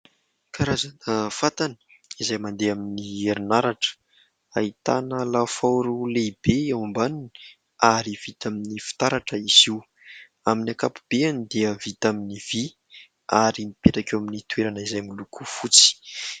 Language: Malagasy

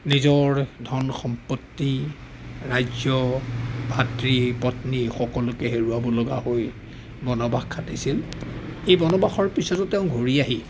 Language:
Assamese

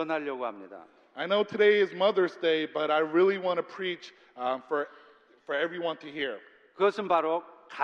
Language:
Korean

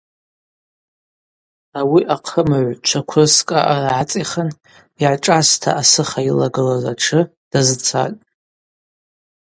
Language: Abaza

